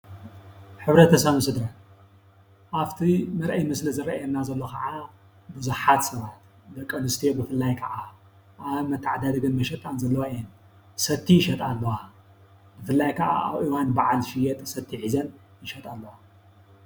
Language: Tigrinya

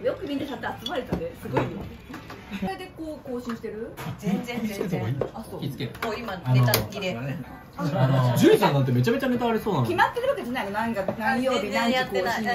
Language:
Japanese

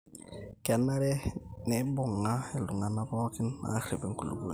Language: Masai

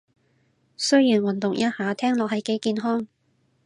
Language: Cantonese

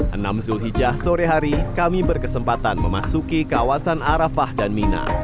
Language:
Indonesian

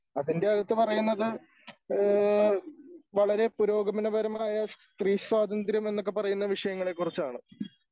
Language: Malayalam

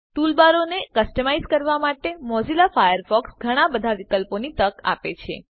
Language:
Gujarati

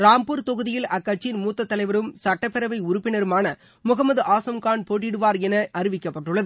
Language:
Tamil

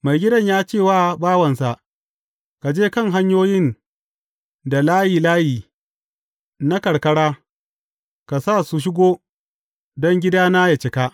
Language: Hausa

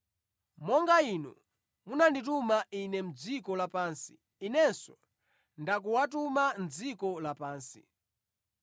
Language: Nyanja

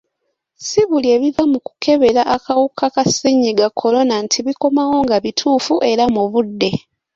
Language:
Ganda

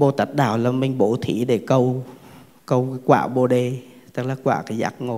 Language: Vietnamese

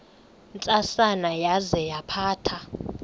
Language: Xhosa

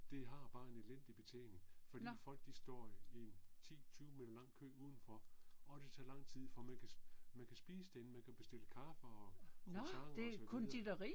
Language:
Danish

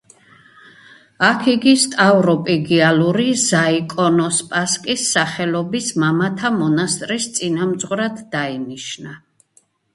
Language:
Georgian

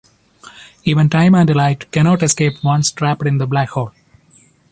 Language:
English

